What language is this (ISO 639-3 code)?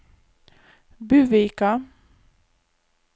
nor